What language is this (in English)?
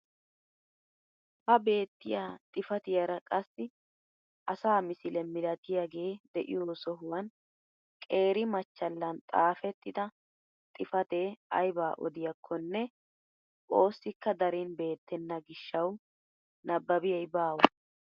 Wolaytta